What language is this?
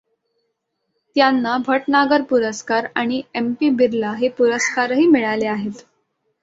Marathi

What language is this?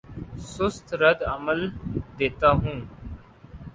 Urdu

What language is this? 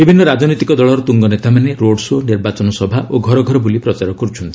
Odia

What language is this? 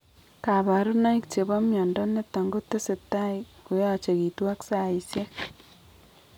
Kalenjin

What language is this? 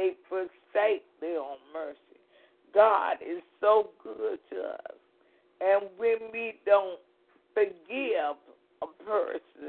English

